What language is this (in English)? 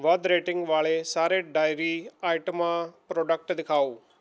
Punjabi